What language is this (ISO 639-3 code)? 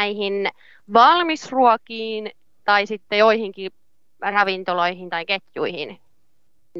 fin